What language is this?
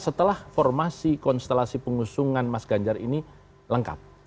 Indonesian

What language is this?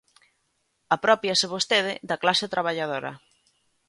Galician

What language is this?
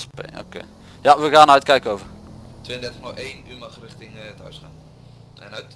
Dutch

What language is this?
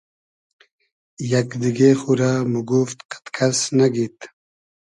Hazaragi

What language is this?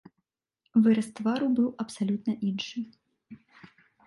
Belarusian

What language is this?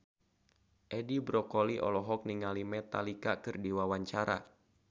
Sundanese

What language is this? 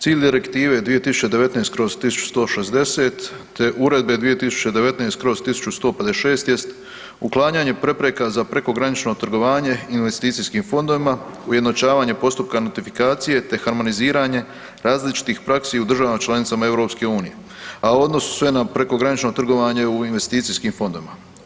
Croatian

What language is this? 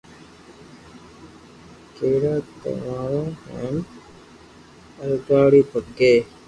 Loarki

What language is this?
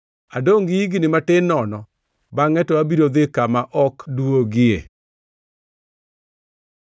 Luo (Kenya and Tanzania)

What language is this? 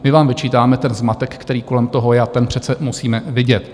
Czech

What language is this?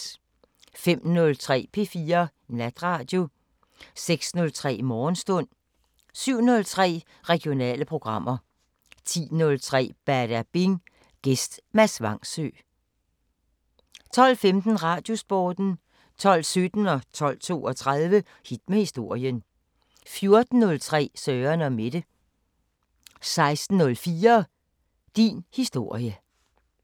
Danish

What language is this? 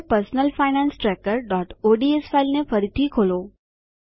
Gujarati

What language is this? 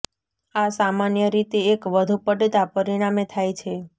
Gujarati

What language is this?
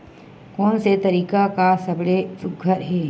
Chhattisgarhi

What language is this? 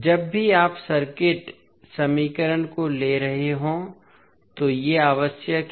Hindi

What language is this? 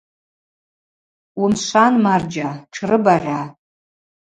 Abaza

